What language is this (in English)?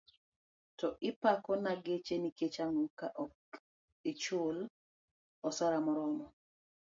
Luo (Kenya and Tanzania)